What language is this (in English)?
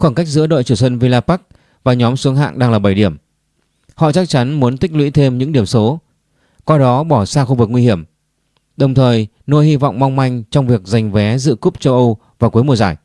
Vietnamese